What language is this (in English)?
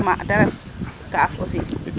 Serer